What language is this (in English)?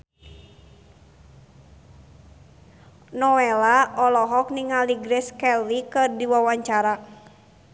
Sundanese